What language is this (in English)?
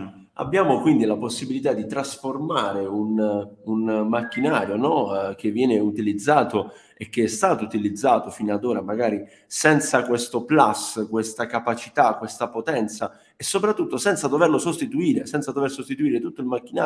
Italian